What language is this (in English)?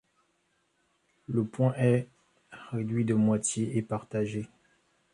French